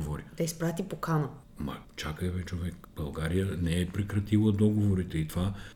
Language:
Bulgarian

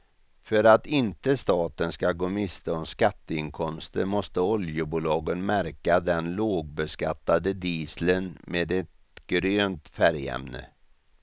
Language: Swedish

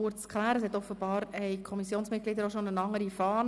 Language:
Swiss German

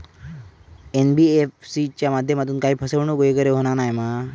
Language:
Marathi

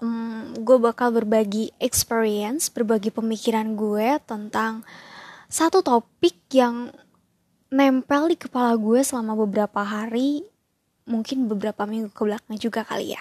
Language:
Indonesian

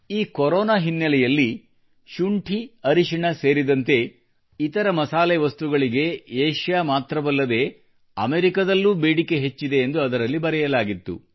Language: Kannada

